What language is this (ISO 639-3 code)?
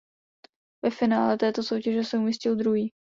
ces